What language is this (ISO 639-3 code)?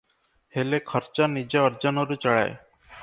ori